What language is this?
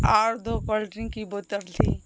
Urdu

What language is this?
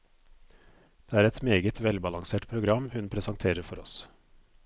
Norwegian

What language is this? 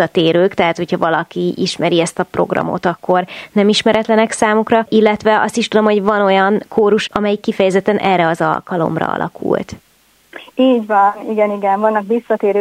Hungarian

